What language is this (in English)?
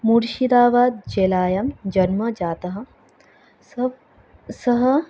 Sanskrit